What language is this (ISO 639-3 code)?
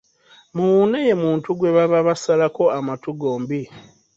lug